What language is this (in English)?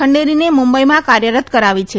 Gujarati